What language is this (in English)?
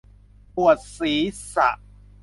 Thai